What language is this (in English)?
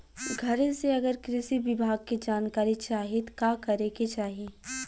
Bhojpuri